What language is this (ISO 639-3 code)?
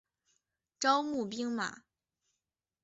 zho